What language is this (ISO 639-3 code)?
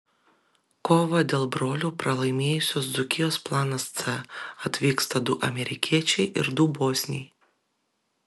lit